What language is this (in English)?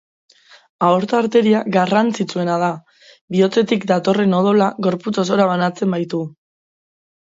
Basque